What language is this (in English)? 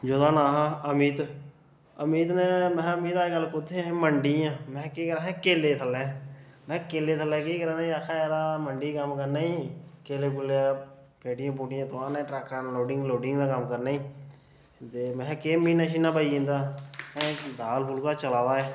Dogri